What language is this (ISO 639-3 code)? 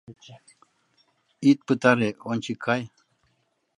chm